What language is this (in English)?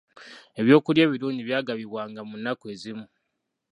Ganda